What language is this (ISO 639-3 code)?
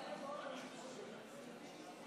heb